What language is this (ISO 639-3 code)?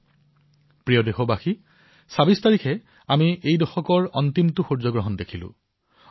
asm